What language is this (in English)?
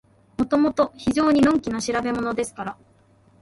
Japanese